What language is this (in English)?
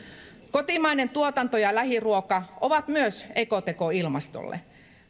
Finnish